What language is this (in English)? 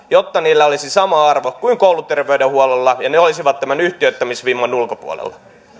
Finnish